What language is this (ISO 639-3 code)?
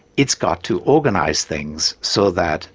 eng